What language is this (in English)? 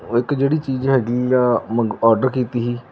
Punjabi